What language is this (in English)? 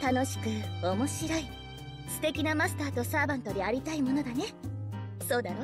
Japanese